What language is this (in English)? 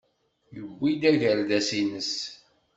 Kabyle